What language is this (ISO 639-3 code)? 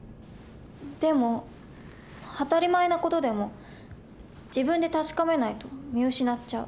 jpn